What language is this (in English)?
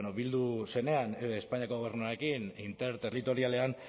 Basque